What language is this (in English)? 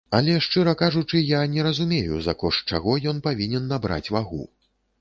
Belarusian